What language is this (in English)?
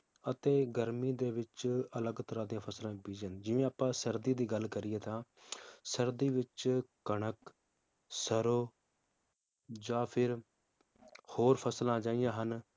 Punjabi